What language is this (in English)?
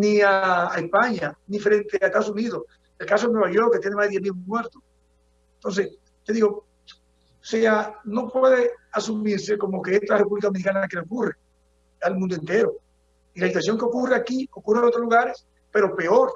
Spanish